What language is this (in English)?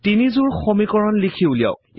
Assamese